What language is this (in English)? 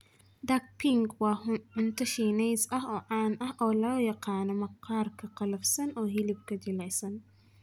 Somali